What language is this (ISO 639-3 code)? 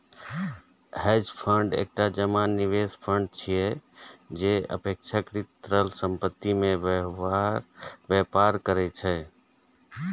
mai